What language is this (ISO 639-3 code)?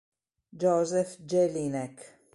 ita